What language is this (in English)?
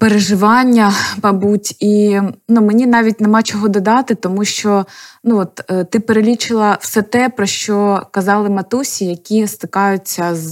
Ukrainian